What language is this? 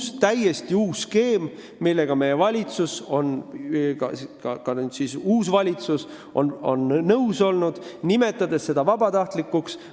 Estonian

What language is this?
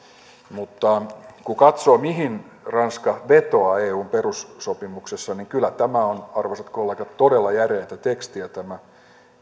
Finnish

